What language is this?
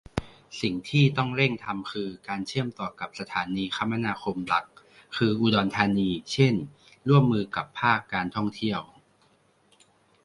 Thai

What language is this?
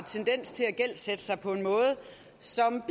Danish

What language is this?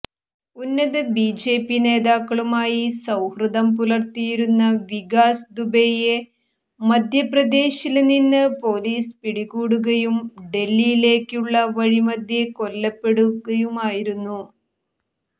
Malayalam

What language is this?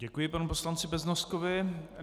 Czech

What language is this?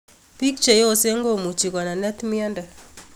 Kalenjin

